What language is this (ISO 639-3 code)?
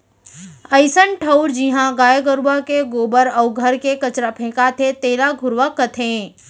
hne